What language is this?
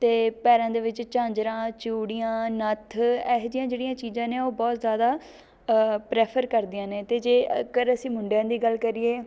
Punjabi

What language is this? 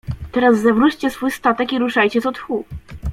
Polish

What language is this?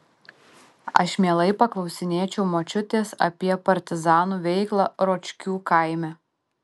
Lithuanian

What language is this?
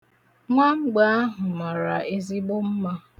Igbo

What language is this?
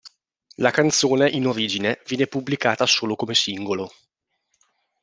Italian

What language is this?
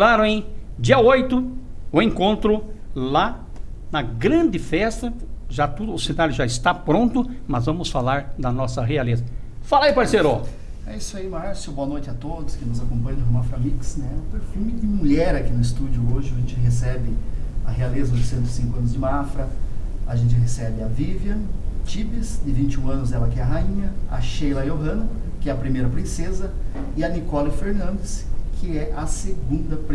Portuguese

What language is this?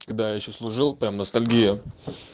Russian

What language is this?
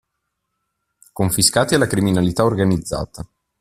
Italian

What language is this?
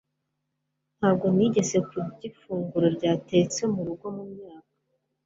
Kinyarwanda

